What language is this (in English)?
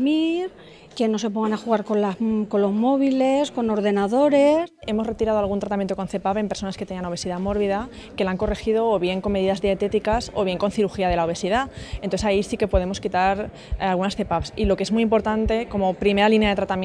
Spanish